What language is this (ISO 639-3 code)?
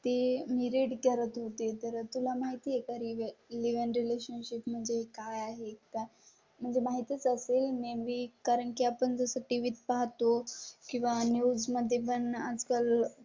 mar